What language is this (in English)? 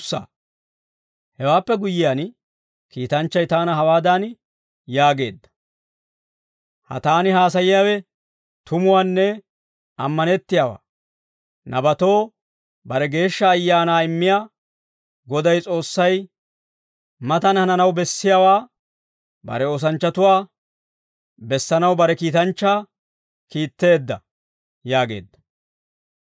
Dawro